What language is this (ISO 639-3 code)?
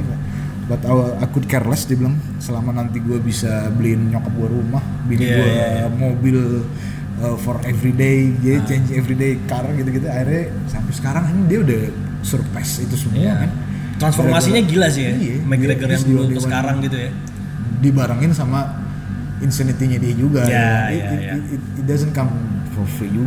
ind